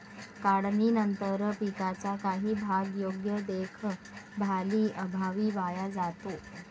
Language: Marathi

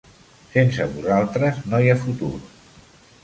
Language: Catalan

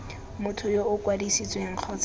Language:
Tswana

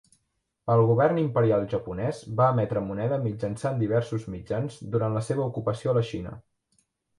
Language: Catalan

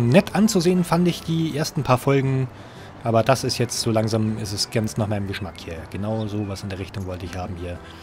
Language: German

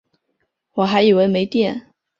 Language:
Chinese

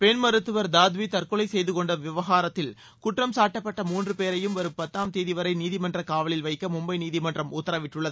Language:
Tamil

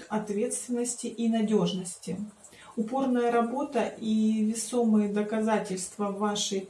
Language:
Russian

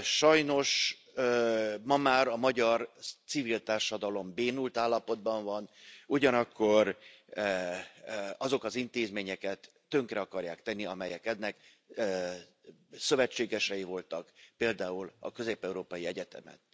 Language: Hungarian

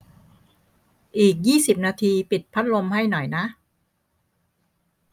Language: Thai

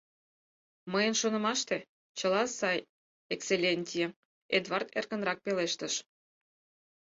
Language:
Mari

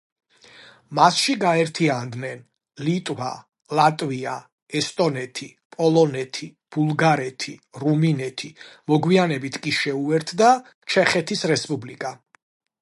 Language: Georgian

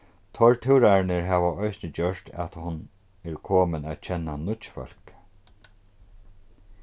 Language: Faroese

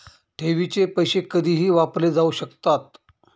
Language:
Marathi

